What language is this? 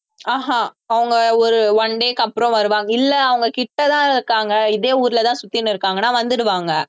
Tamil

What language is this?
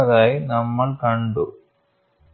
Malayalam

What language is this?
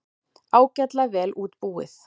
Icelandic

